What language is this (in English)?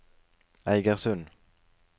Norwegian